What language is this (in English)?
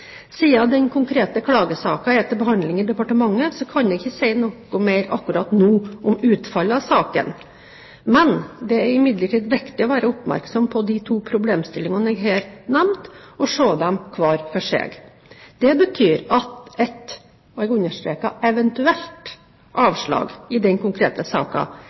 Norwegian Bokmål